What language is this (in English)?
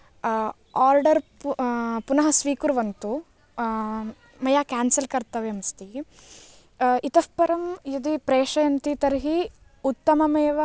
Sanskrit